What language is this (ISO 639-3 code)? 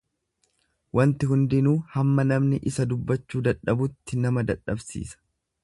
orm